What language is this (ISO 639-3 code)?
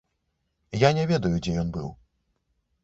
bel